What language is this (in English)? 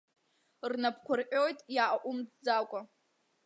Abkhazian